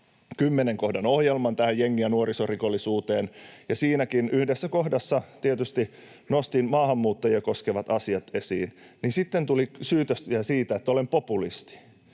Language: Finnish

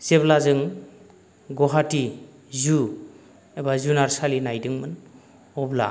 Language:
Bodo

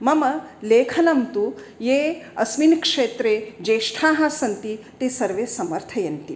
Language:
Sanskrit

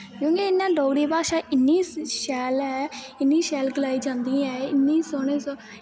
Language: Dogri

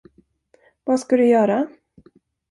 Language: Swedish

